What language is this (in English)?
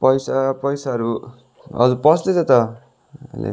Nepali